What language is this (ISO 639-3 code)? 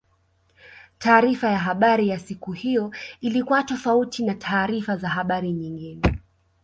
swa